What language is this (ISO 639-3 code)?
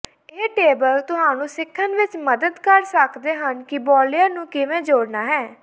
pan